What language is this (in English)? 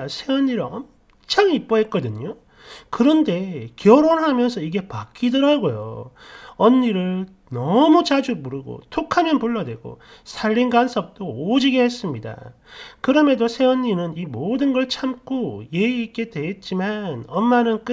Korean